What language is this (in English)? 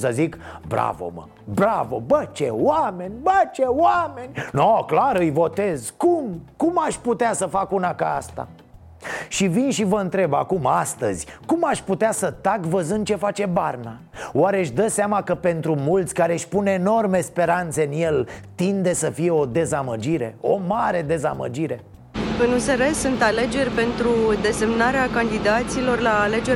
Romanian